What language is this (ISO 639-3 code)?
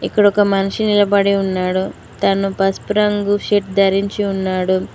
tel